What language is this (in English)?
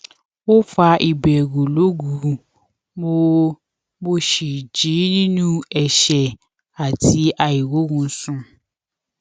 Yoruba